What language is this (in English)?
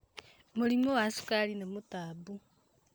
Kikuyu